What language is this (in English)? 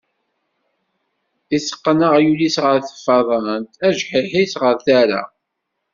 Kabyle